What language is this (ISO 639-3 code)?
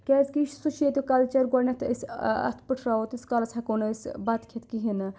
kas